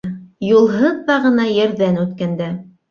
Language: Bashkir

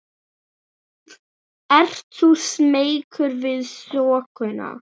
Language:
Icelandic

